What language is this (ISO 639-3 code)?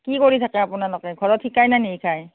asm